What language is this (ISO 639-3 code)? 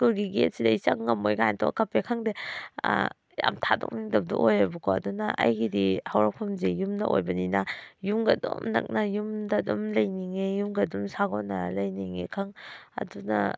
mni